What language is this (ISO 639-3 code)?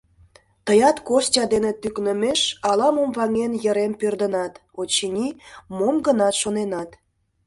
chm